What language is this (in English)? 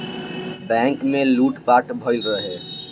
Bhojpuri